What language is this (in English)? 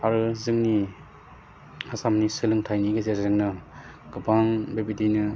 Bodo